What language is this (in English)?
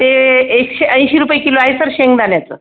Marathi